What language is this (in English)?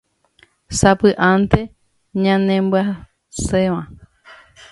Guarani